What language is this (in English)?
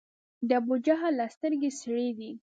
Pashto